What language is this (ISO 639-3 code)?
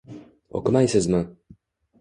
uzb